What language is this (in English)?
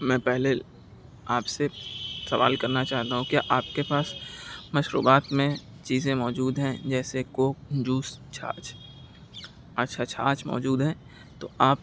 Urdu